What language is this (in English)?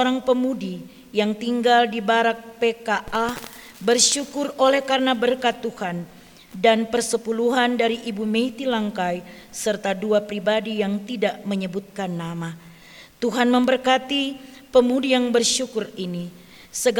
Indonesian